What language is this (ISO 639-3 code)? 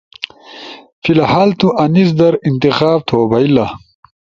ush